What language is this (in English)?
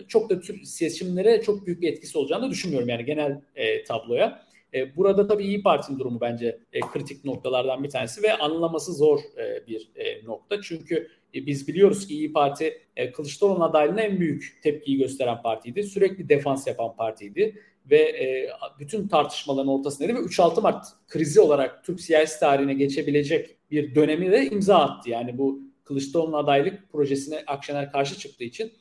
Turkish